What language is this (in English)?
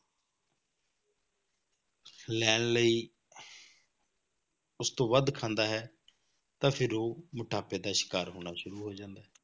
Punjabi